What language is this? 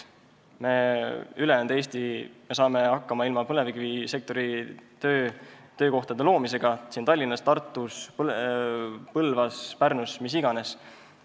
Estonian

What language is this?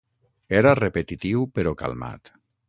Catalan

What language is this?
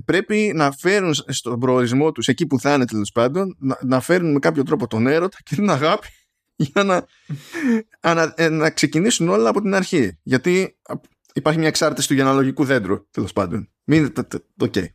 Greek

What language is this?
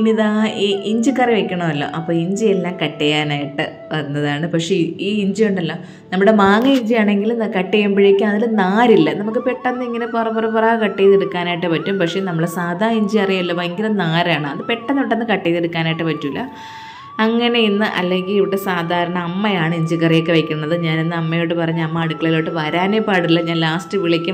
Malayalam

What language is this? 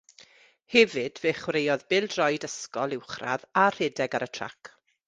Welsh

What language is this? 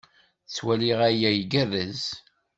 Kabyle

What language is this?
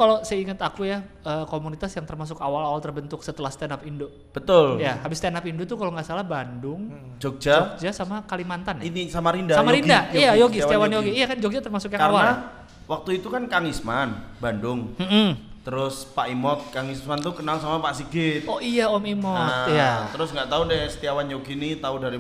Indonesian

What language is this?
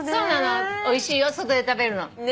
Japanese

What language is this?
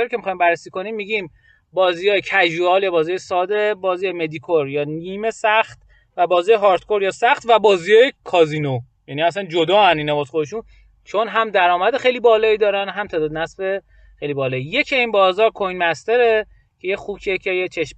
Persian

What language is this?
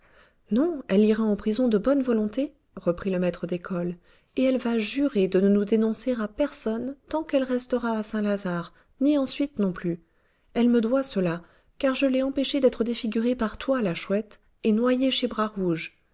French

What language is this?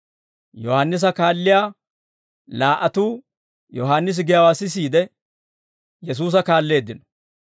Dawro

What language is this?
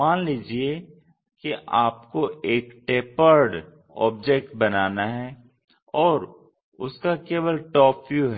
Hindi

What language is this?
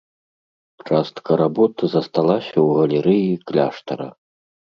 Belarusian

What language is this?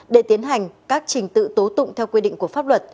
Vietnamese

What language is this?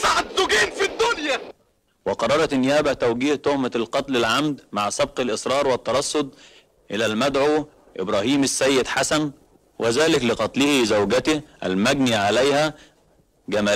Arabic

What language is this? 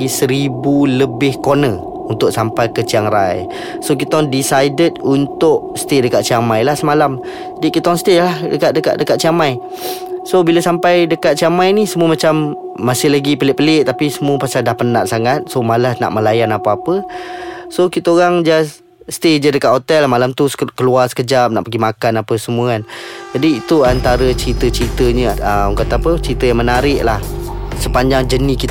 Malay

